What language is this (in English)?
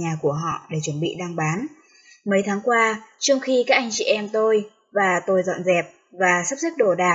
Vietnamese